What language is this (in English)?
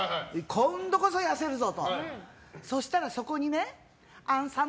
Japanese